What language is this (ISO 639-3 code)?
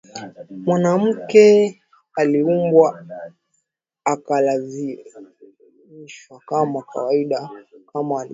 swa